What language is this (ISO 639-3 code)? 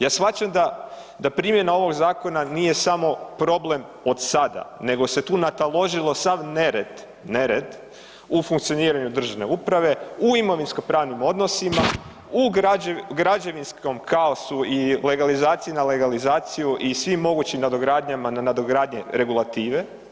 hrv